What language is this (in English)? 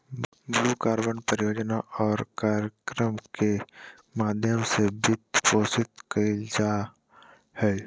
Magahi